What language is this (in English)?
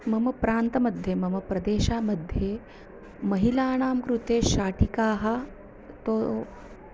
Sanskrit